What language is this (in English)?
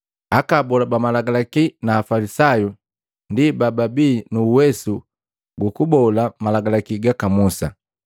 Matengo